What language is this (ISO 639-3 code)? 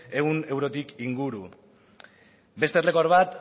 eus